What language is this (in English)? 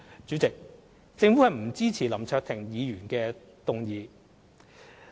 Cantonese